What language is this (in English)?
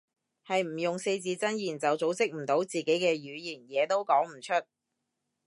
Cantonese